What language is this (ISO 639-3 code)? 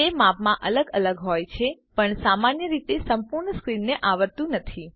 guj